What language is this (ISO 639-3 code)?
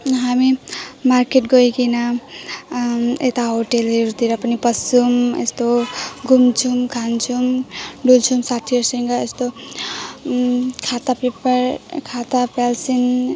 nep